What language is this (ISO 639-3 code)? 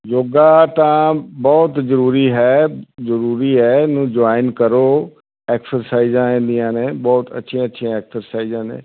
pan